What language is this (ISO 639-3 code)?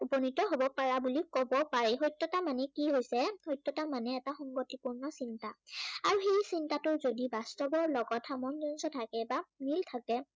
asm